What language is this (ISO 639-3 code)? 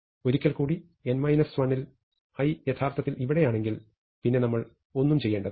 mal